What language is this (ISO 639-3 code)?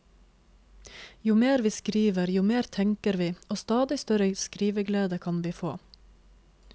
nor